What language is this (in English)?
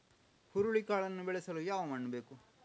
Kannada